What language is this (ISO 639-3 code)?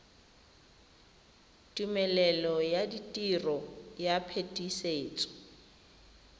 tsn